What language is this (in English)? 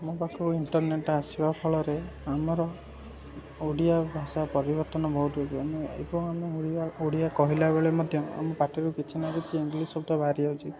Odia